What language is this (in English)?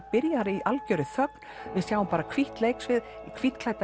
Icelandic